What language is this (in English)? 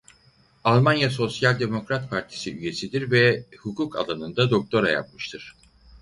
Turkish